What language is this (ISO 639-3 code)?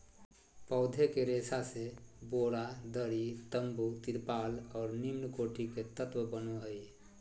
mag